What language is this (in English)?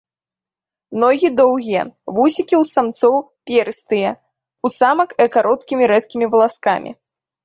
Belarusian